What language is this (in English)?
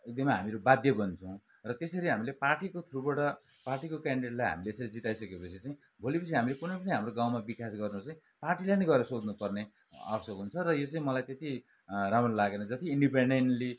Nepali